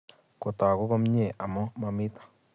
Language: Kalenjin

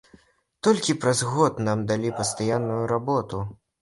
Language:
Belarusian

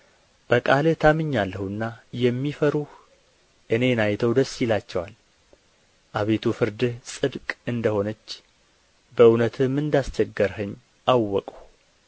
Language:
Amharic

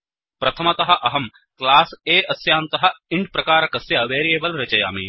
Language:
Sanskrit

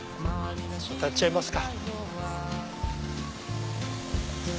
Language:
Japanese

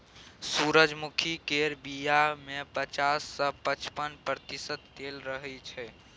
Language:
Maithili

